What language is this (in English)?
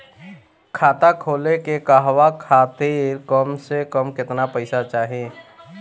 Bhojpuri